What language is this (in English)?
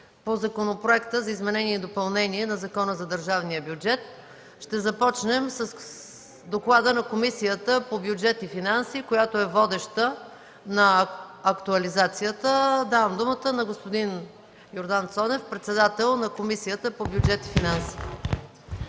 Bulgarian